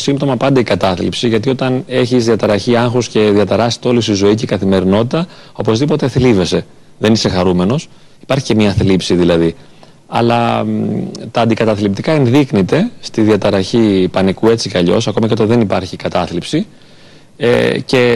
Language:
Greek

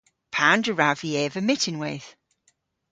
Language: Cornish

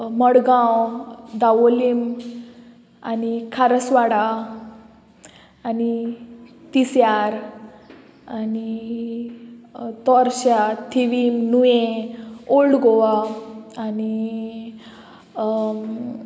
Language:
Konkani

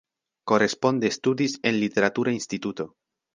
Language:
Esperanto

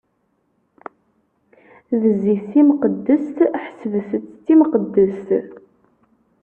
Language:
Kabyle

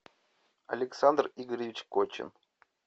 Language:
Russian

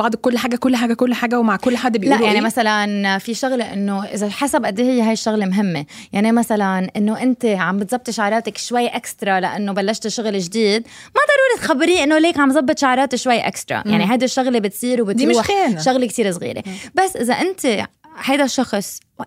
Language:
Arabic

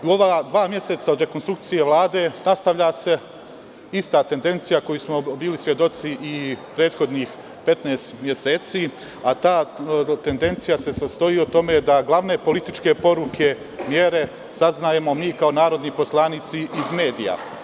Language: Serbian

